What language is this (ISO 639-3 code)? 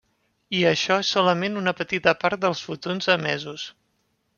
cat